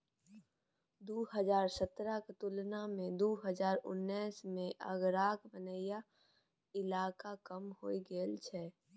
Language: Maithili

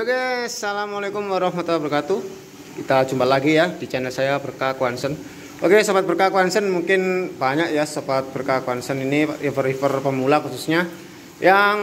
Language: Indonesian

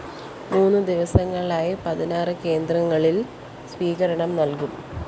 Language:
Malayalam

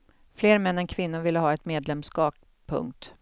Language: Swedish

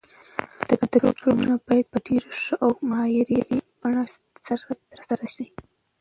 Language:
Pashto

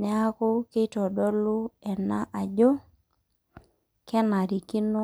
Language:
Masai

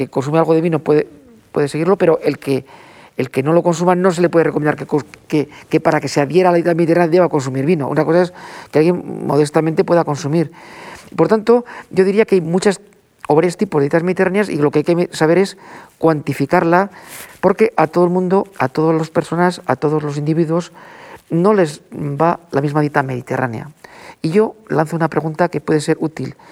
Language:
Spanish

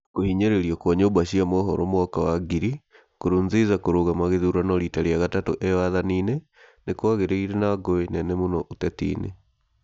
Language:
Kikuyu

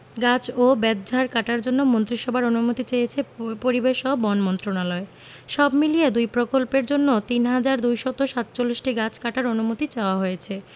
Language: Bangla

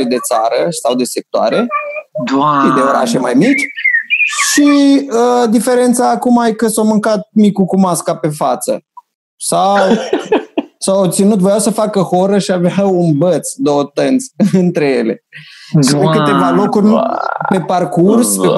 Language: Romanian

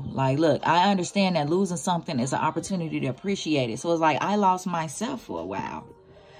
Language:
English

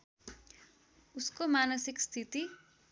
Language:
Nepali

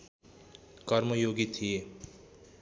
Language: Nepali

